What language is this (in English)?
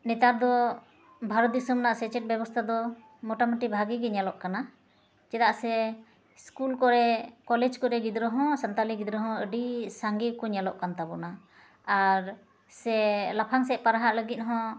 Santali